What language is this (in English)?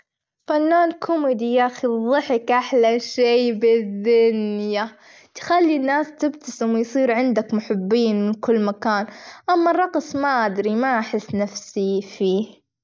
Gulf Arabic